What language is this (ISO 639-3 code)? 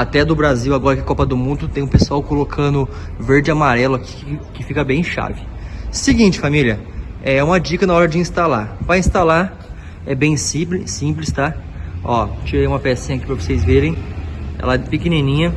por